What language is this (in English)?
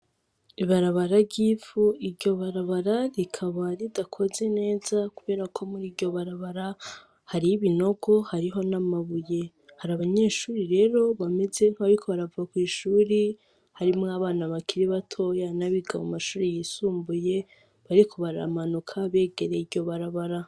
Rundi